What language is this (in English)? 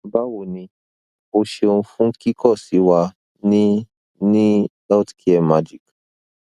Yoruba